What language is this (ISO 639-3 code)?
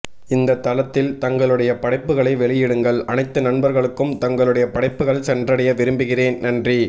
tam